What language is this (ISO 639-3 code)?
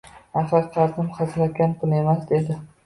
uzb